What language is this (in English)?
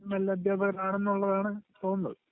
Malayalam